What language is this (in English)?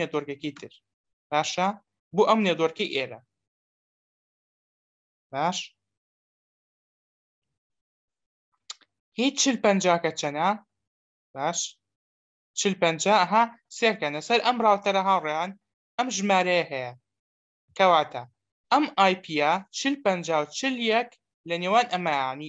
Romanian